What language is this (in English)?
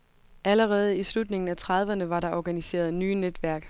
Danish